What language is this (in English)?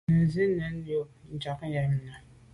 Medumba